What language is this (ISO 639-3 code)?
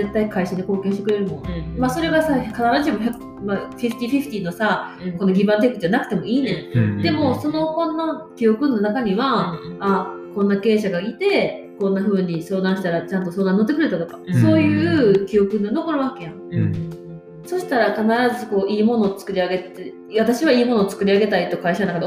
jpn